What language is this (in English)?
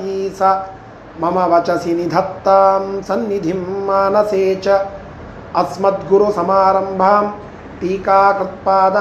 Kannada